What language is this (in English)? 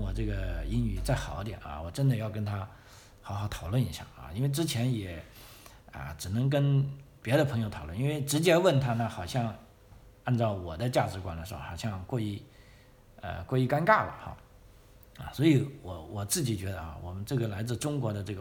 Chinese